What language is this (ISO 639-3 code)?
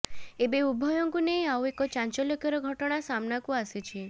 ori